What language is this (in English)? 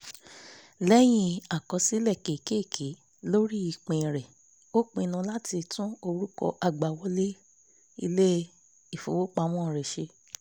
Yoruba